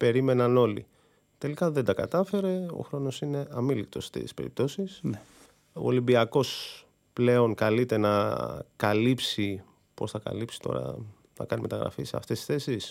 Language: Greek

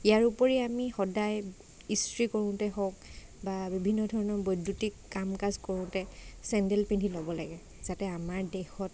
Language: Assamese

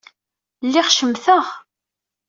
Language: Kabyle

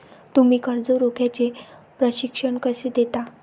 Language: Marathi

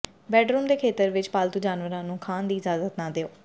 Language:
Punjabi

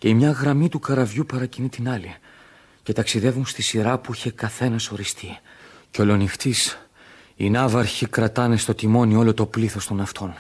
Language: Greek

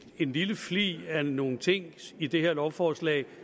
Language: Danish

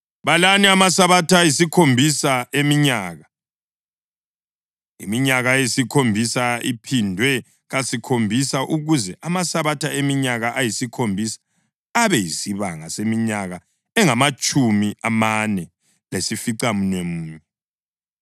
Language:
North Ndebele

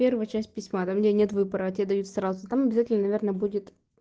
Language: Russian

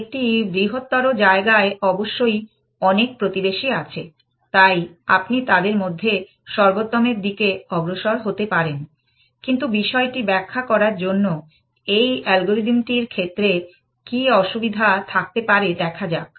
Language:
Bangla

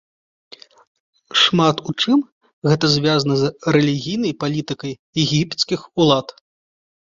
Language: Belarusian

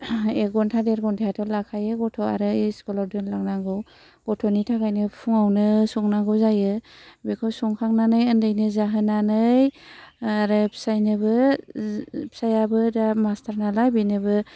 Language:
Bodo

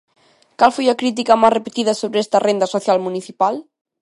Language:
Galician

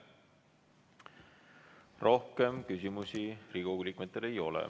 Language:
Estonian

